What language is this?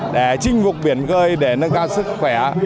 Vietnamese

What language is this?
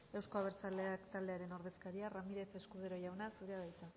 Basque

